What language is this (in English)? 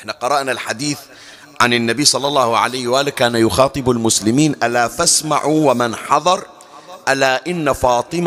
Arabic